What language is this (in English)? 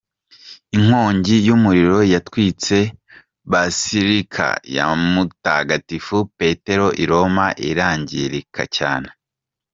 Kinyarwanda